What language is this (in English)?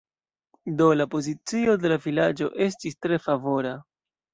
Esperanto